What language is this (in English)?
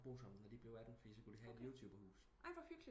Danish